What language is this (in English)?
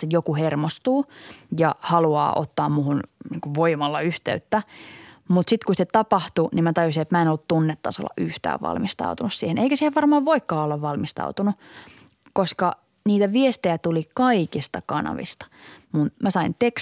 Finnish